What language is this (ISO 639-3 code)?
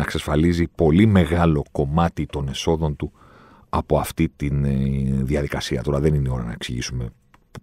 ell